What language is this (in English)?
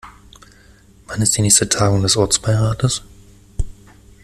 German